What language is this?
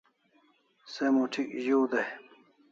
Kalasha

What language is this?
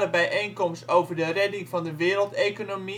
Dutch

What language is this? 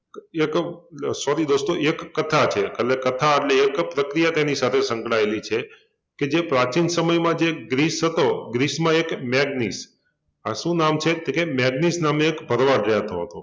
Gujarati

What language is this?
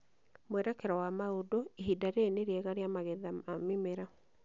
Kikuyu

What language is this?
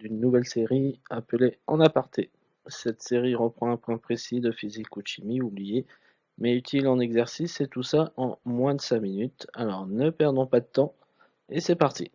French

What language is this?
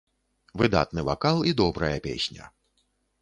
Belarusian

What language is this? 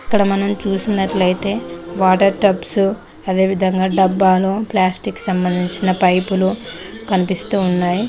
Telugu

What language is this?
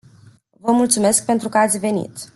Romanian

